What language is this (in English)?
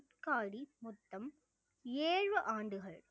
Tamil